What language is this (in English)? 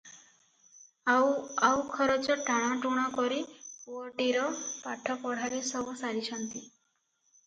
Odia